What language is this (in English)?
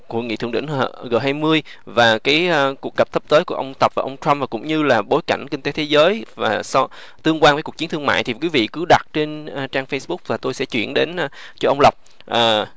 Vietnamese